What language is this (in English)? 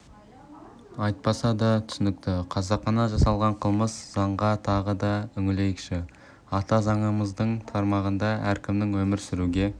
Kazakh